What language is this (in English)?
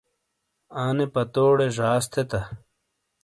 Shina